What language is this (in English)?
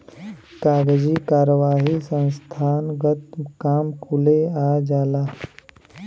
Bhojpuri